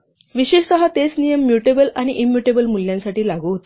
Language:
Marathi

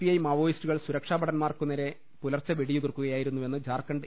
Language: Malayalam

